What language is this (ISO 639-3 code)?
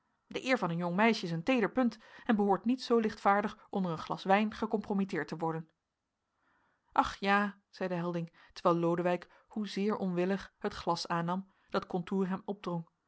nld